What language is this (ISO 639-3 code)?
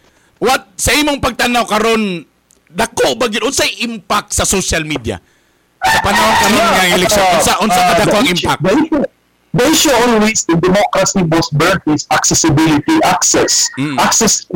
fil